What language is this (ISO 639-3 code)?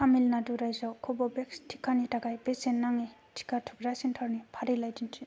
brx